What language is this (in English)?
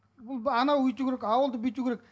Kazakh